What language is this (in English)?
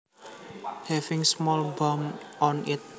Javanese